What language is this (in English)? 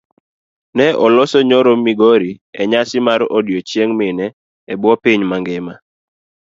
Luo (Kenya and Tanzania)